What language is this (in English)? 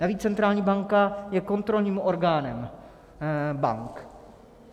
Czech